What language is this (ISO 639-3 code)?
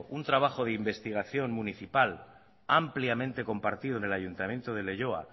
spa